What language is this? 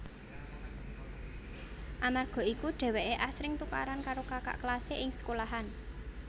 Javanese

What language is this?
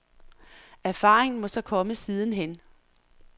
Danish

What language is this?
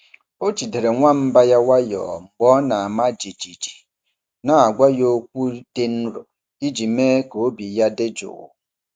Igbo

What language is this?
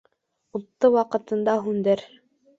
Bashkir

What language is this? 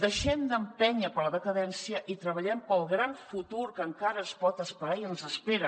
Catalan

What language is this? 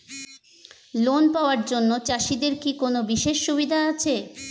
Bangla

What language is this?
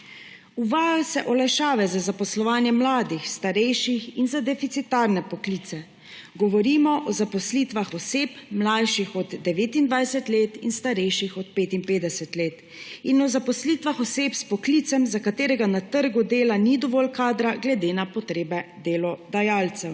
Slovenian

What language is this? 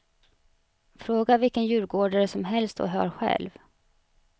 Swedish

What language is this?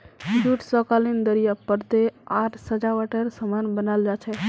Magahi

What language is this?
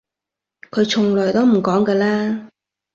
Cantonese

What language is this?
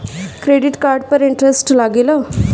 Bhojpuri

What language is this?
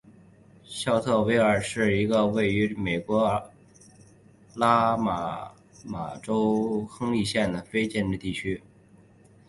Chinese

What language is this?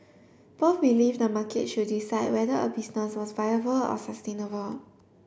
English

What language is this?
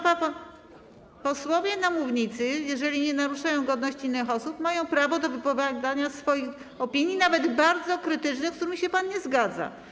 Polish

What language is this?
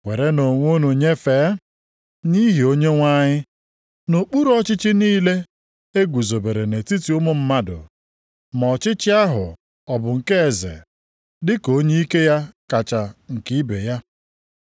Igbo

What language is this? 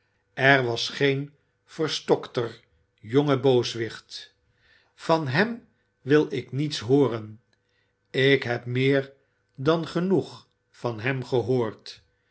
Dutch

